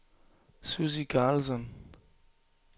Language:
Danish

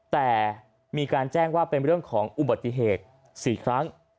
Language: Thai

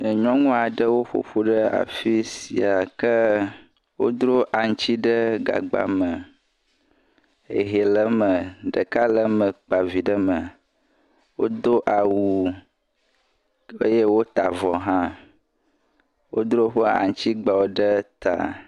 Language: Ewe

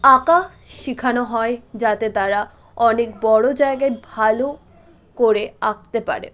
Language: Bangla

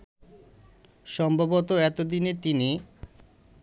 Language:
Bangla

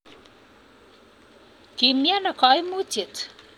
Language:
Kalenjin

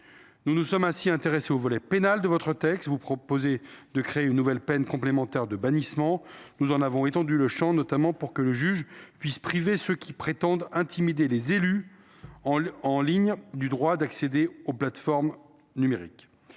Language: French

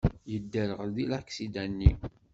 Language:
Kabyle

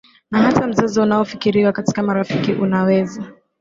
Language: Swahili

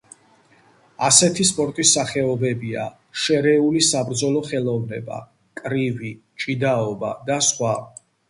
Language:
Georgian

